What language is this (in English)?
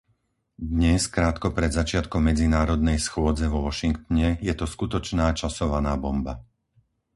Slovak